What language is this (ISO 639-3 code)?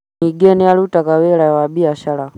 kik